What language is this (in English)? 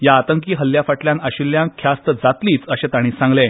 Konkani